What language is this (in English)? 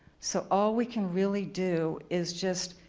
English